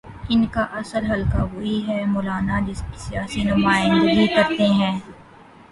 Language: Urdu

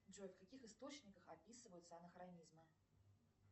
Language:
Russian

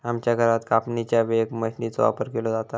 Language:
Marathi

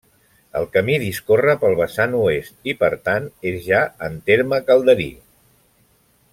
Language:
Catalan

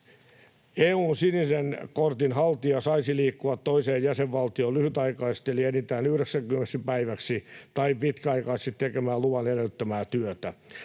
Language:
Finnish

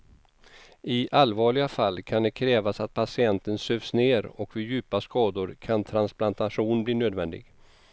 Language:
Swedish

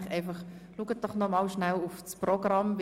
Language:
Swiss German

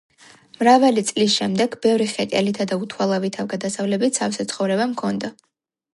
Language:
Georgian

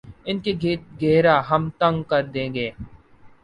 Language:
Urdu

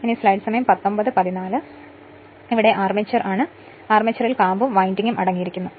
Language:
Malayalam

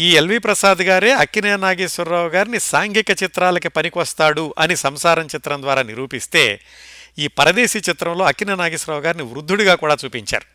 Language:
Telugu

